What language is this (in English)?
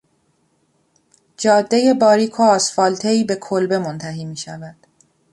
Persian